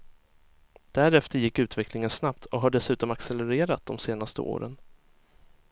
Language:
Swedish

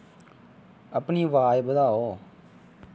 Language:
Dogri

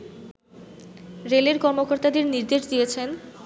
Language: Bangla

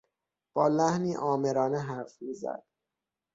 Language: Persian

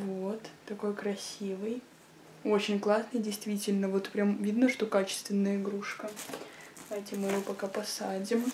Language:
Russian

